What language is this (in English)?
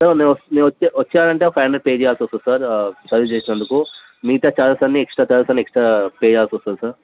Telugu